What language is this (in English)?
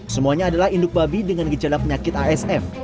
Indonesian